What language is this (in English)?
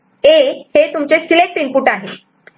Marathi